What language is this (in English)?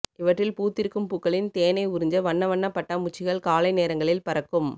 Tamil